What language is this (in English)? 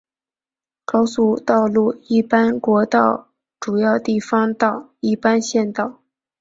Chinese